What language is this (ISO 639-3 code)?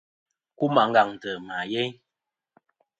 bkm